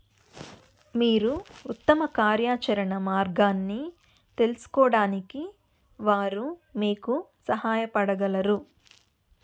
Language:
Telugu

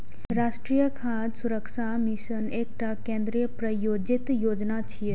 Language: Maithili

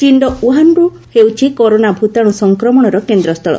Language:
Odia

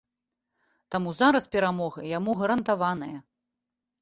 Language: Belarusian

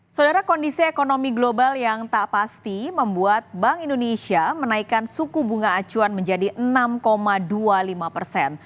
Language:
Indonesian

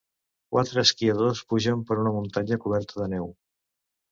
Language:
Catalan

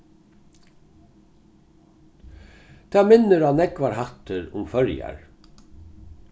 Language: Faroese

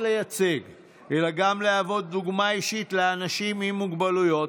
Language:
Hebrew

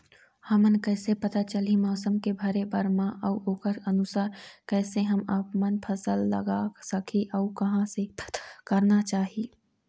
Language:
Chhattisgarhi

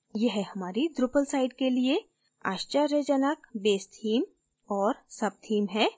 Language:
Hindi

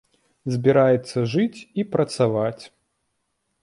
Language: Belarusian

